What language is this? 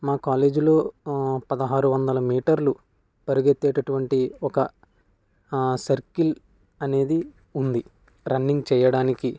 Telugu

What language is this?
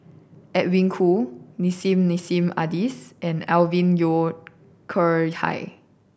English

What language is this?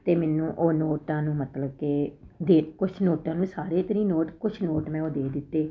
Punjabi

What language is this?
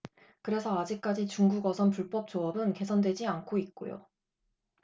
Korean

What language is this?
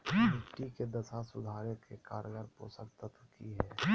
Magahi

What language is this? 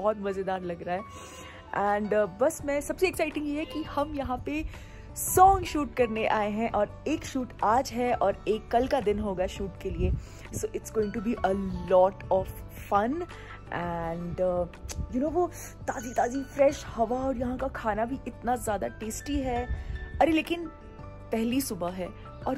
Hindi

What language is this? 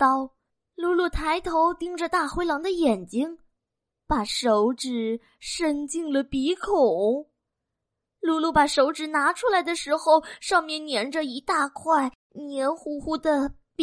Chinese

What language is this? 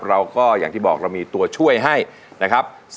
Thai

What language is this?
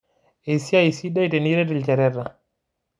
Masai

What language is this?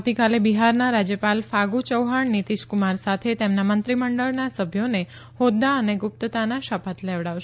Gujarati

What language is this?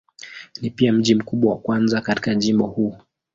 Swahili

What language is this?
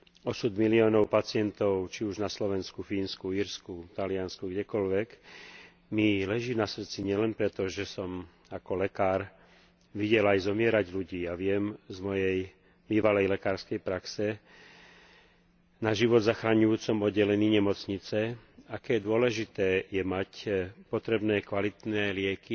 Slovak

